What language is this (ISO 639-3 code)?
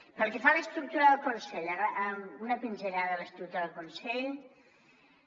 cat